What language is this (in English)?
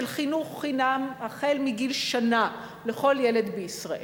Hebrew